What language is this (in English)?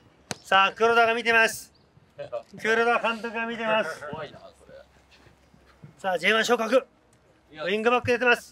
Japanese